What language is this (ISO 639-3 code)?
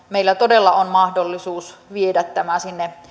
fin